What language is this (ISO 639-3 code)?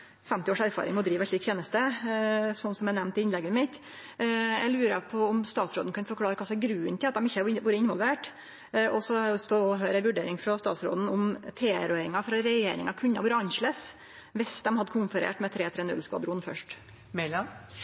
nno